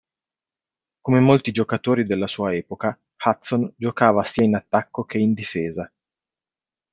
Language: Italian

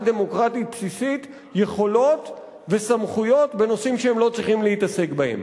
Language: Hebrew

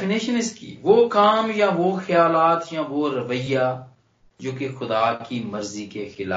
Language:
Hindi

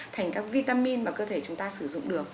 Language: Vietnamese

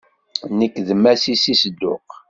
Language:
Kabyle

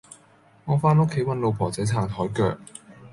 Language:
Cantonese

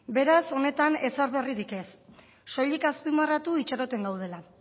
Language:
Basque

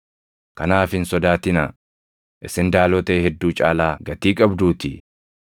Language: Oromo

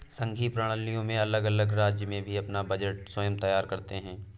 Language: Hindi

